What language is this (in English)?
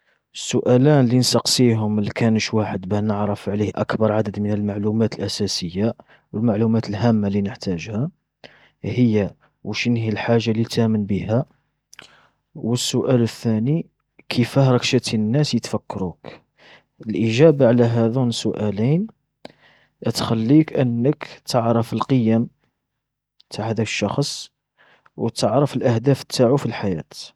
Algerian Arabic